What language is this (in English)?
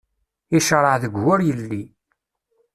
Kabyle